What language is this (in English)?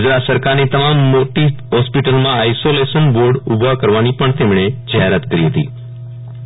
Gujarati